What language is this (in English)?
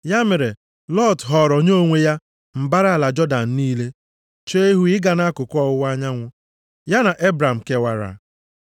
Igbo